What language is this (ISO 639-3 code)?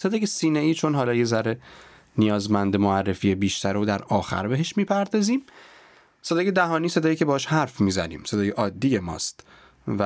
fas